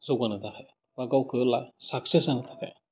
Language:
Bodo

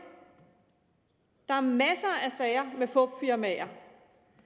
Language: Danish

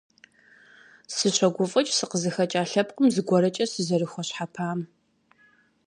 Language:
Kabardian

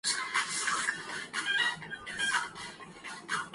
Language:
Urdu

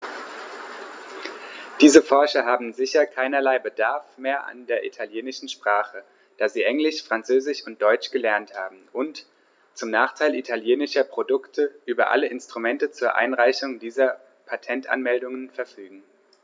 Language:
German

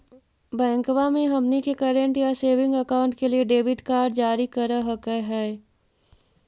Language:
Magahi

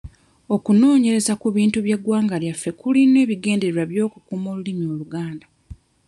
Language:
Ganda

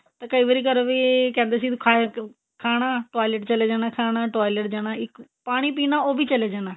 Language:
Punjabi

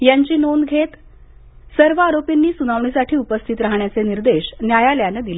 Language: Marathi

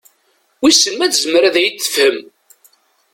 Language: Kabyle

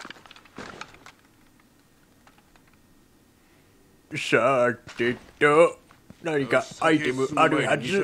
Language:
Japanese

